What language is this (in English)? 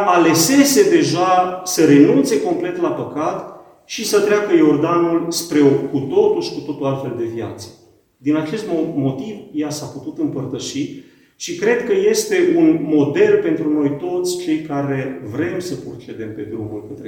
Romanian